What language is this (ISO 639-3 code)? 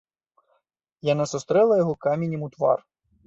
bel